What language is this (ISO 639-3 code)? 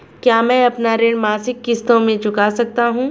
hin